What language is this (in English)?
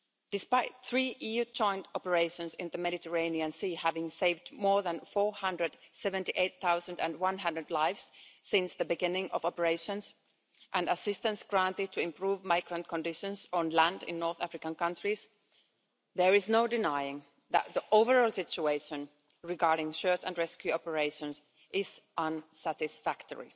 English